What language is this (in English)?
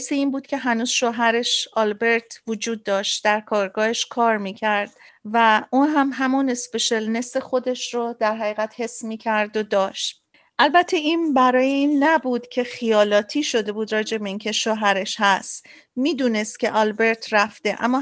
Persian